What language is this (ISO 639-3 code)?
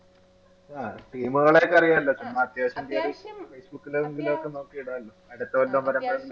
mal